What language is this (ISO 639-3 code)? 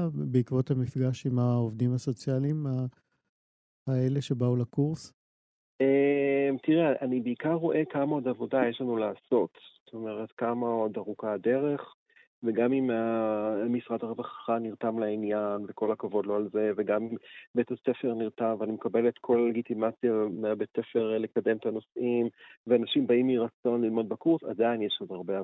heb